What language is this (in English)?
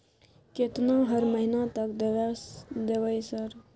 Maithili